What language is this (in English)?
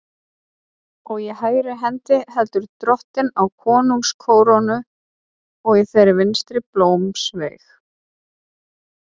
Icelandic